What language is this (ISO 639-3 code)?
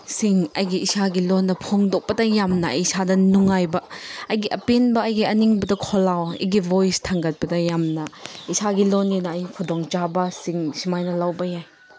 mni